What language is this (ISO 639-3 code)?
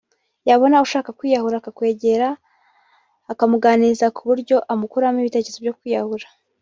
kin